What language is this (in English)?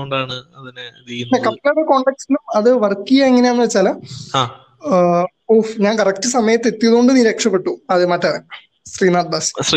Malayalam